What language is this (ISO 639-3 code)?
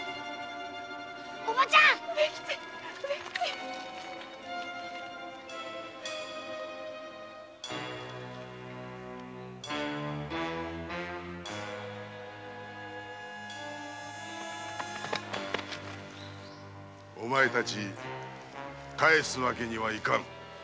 jpn